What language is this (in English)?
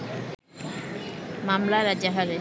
Bangla